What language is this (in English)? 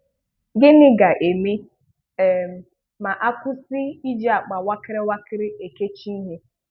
Igbo